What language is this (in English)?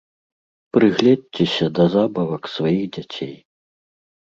Belarusian